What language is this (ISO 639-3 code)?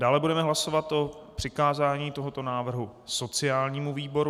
ces